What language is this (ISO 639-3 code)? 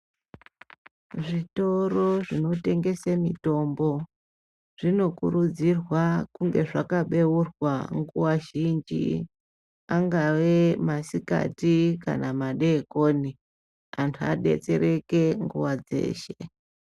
ndc